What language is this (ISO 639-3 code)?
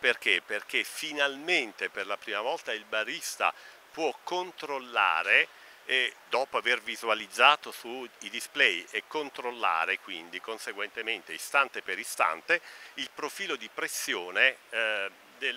ita